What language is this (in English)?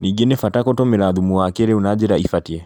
Kikuyu